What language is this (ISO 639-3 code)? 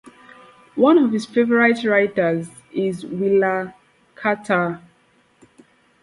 eng